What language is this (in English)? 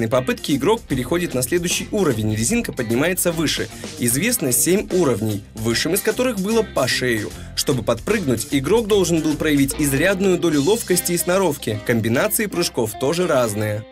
Russian